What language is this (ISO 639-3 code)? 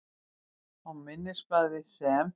isl